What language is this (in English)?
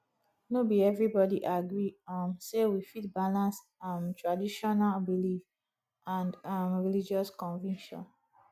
Nigerian Pidgin